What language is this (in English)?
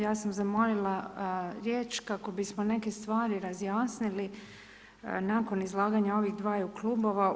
Croatian